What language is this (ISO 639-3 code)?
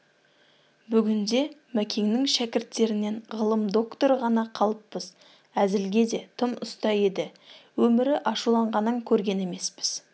kaz